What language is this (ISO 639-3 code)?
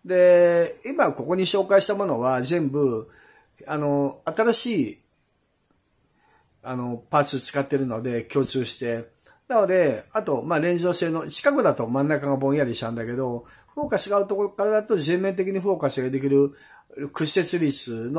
jpn